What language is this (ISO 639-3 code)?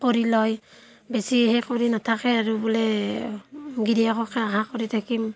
asm